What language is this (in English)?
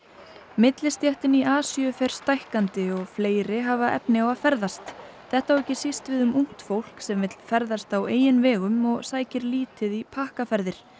Icelandic